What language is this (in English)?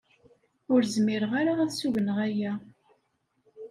Kabyle